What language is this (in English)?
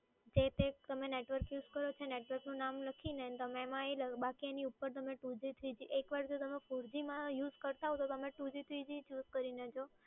Gujarati